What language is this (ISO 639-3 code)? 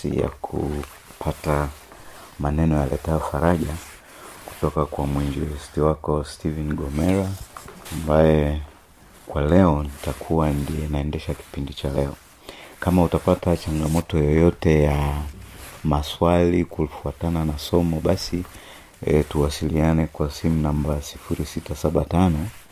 swa